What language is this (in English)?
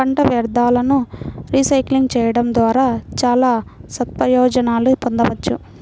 Telugu